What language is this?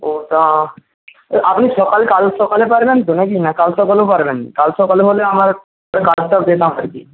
Bangla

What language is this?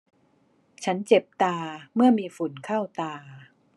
Thai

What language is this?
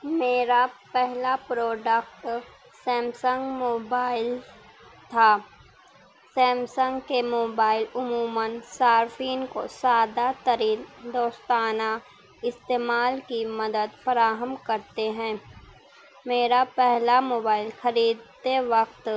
Urdu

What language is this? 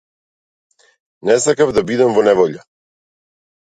Macedonian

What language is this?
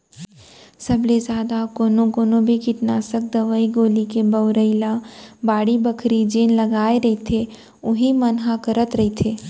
Chhattisgarhi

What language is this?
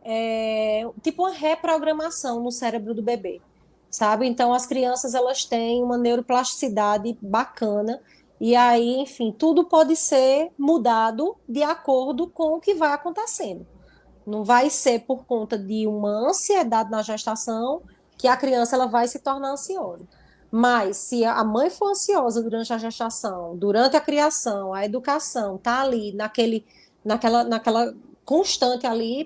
Portuguese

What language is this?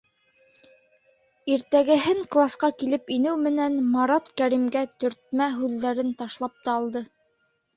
Bashkir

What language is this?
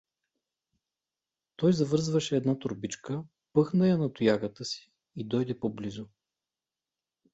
Bulgarian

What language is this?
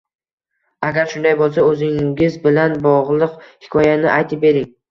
Uzbek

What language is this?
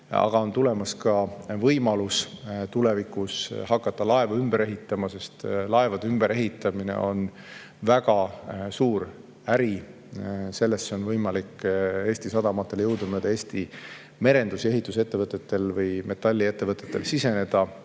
Estonian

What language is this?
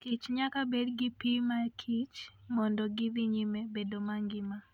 Luo (Kenya and Tanzania)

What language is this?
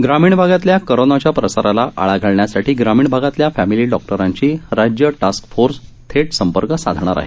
Marathi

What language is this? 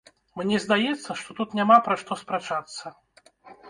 Belarusian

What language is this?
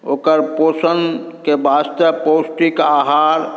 Maithili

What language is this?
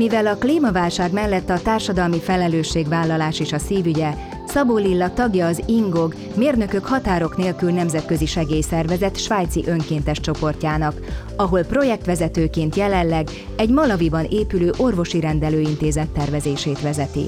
Hungarian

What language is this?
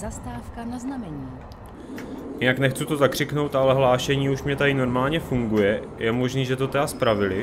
Czech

